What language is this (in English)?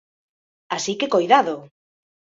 Galician